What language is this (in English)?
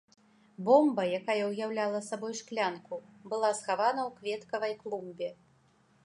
Belarusian